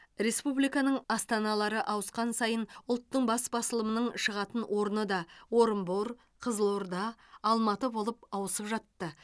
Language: Kazakh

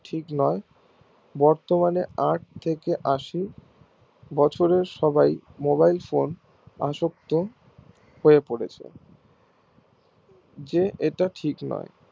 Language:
Bangla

